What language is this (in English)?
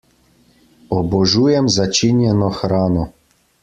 Slovenian